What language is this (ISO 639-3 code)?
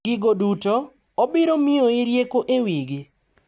luo